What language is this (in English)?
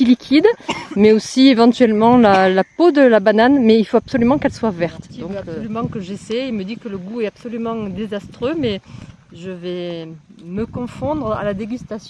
French